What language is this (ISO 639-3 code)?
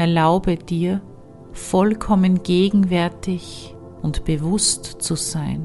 deu